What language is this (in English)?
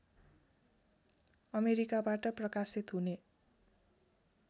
Nepali